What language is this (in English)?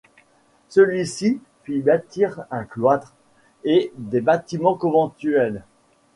French